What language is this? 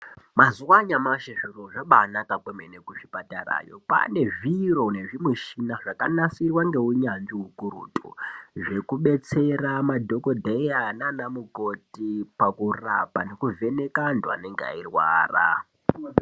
Ndau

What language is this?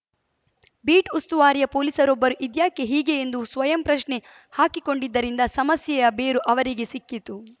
Kannada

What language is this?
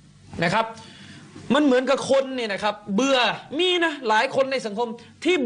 Thai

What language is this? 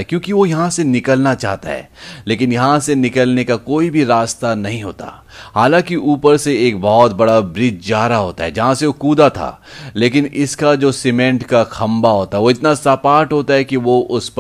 Hindi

